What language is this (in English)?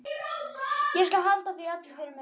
Icelandic